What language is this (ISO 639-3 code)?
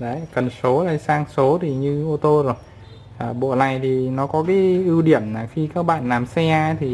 vie